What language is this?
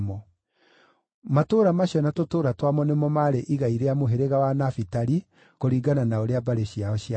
Kikuyu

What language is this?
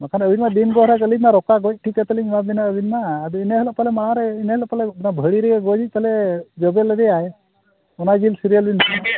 Santali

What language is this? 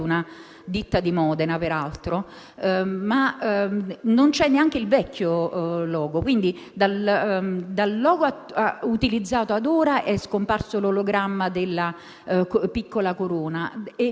Italian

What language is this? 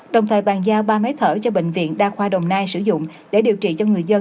Vietnamese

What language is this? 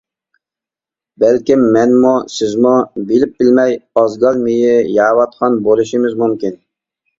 Uyghur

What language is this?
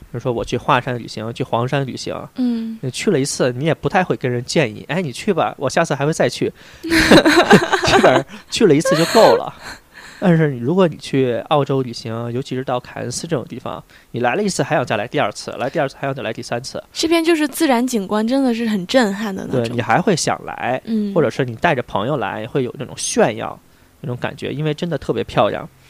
Chinese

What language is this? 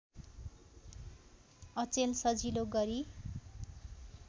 Nepali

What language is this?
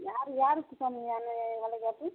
Tamil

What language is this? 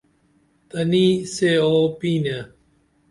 Dameli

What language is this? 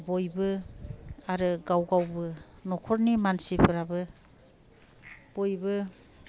Bodo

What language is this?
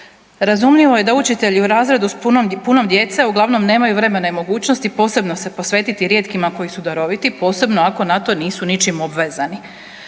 Croatian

